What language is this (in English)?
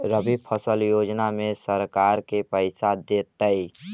Magahi